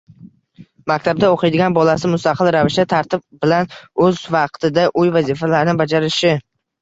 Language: Uzbek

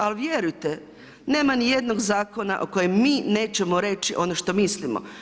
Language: Croatian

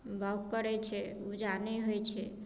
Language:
Maithili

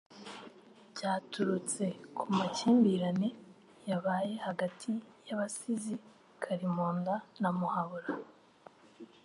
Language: Kinyarwanda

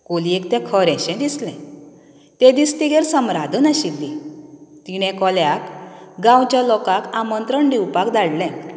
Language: Konkani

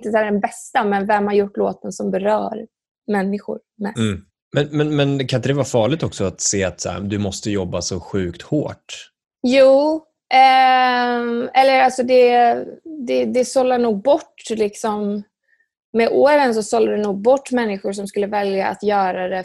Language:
Swedish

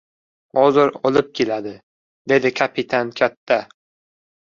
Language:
Uzbek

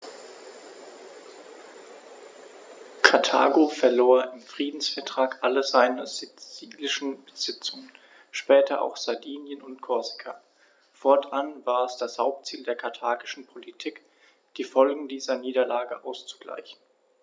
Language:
German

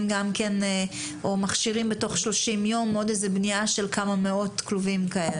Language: Hebrew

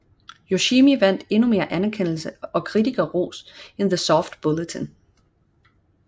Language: Danish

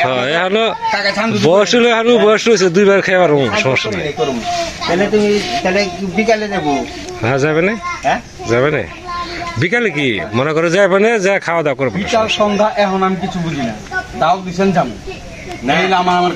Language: Bangla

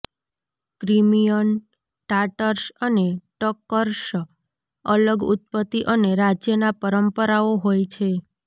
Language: Gujarati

